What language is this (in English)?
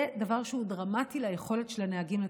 Hebrew